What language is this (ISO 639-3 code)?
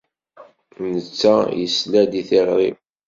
kab